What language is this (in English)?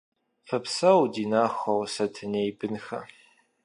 Kabardian